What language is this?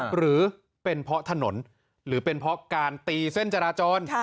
Thai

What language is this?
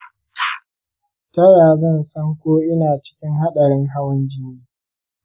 Hausa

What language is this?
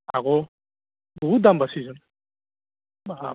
Assamese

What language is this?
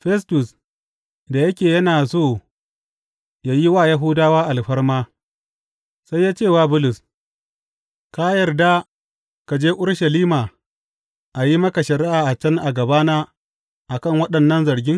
Hausa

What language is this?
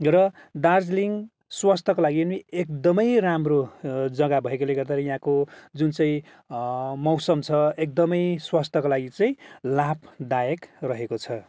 Nepali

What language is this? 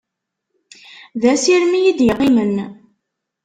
Kabyle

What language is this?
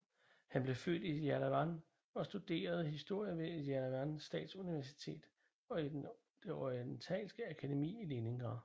Danish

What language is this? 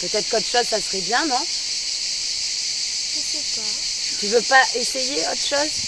French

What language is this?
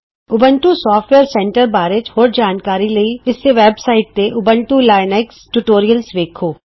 Punjabi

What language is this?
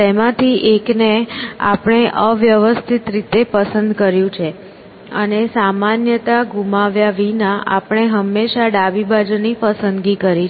Gujarati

